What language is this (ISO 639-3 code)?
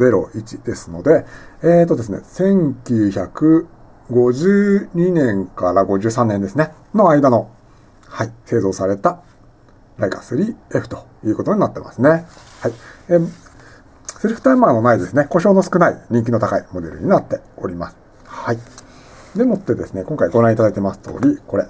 jpn